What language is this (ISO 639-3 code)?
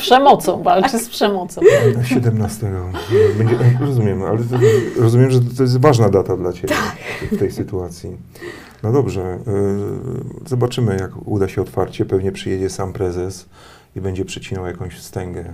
pol